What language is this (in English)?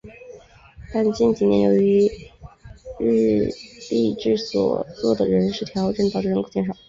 Chinese